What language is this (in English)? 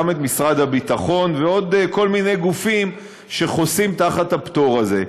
Hebrew